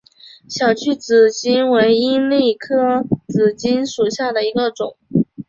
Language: Chinese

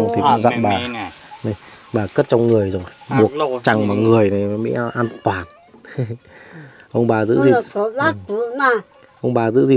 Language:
Vietnamese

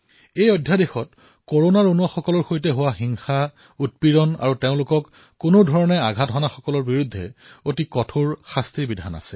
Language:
Assamese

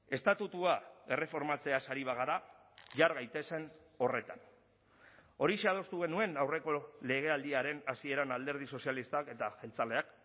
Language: Basque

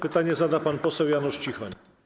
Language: Polish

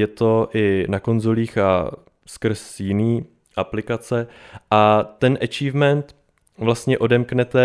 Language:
Czech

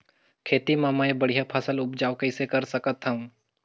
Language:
Chhattisgarhi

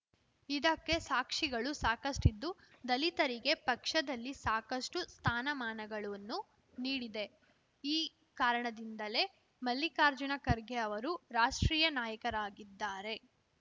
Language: Kannada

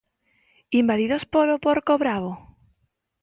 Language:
Galician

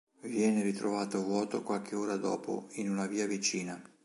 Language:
Italian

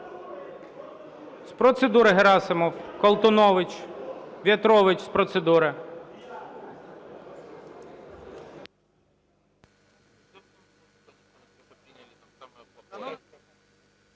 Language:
Ukrainian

